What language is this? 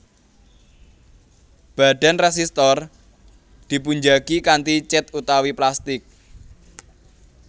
Javanese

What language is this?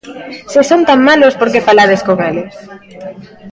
Galician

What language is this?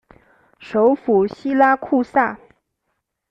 Chinese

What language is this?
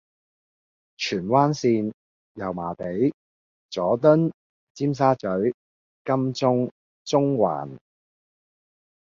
Cantonese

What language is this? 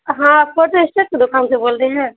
Urdu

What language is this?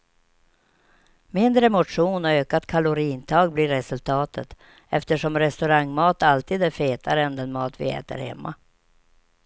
Swedish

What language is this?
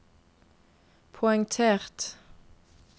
Norwegian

